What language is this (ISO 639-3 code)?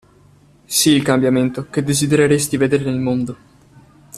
ita